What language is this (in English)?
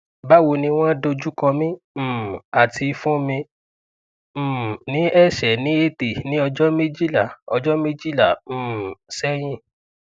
Yoruba